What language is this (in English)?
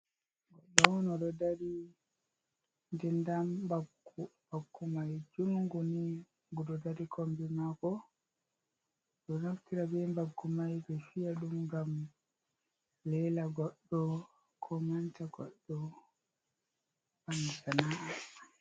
Fula